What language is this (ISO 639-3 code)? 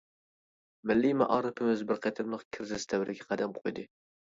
uig